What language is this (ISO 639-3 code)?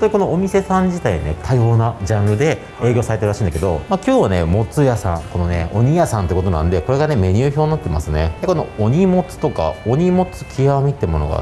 jpn